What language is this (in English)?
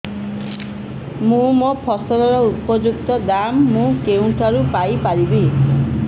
Odia